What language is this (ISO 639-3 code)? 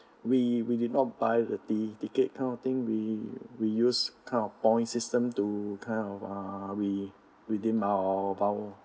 eng